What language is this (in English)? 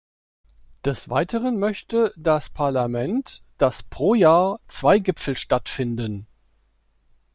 German